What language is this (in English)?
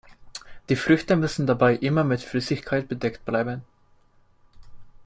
German